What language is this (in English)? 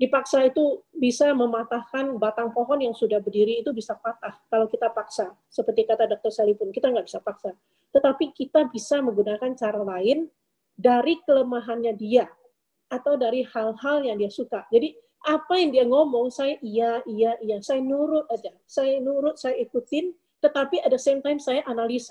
Indonesian